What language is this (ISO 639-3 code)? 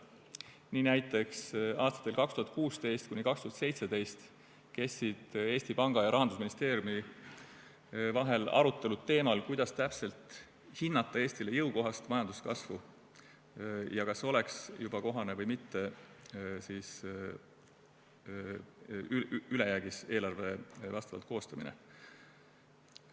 est